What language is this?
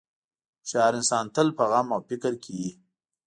Pashto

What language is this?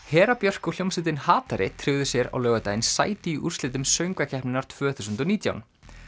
Icelandic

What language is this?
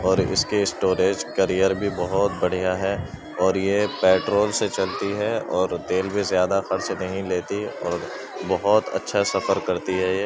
Urdu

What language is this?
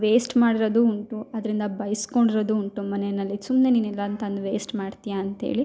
Kannada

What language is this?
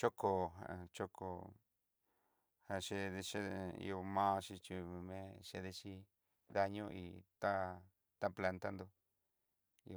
Southeastern Nochixtlán Mixtec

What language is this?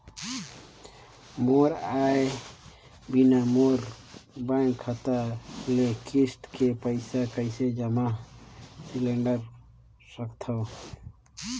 Chhattisgarhi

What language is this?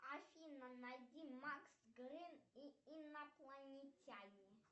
Russian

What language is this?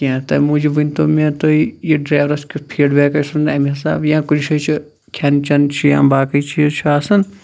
Kashmiri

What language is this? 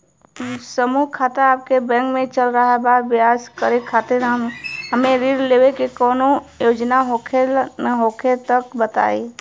Bhojpuri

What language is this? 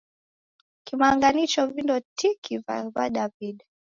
Taita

